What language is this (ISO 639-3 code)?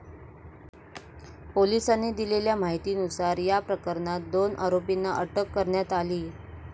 mar